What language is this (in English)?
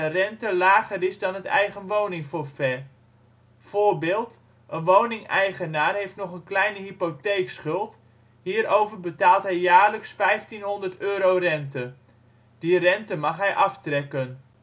Dutch